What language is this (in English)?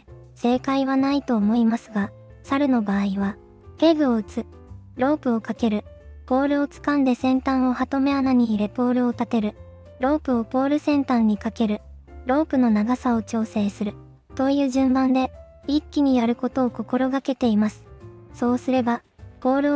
Japanese